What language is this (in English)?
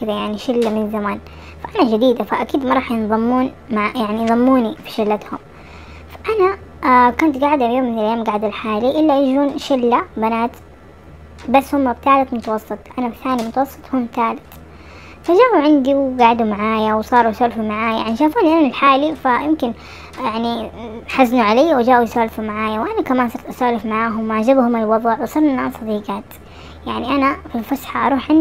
Arabic